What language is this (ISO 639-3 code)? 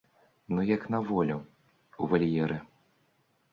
bel